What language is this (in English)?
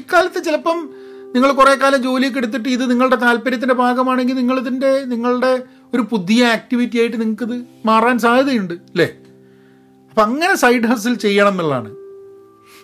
Malayalam